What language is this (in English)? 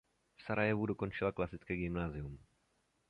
Czech